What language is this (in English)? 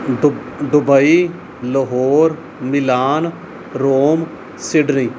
Punjabi